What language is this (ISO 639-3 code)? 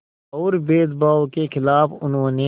hin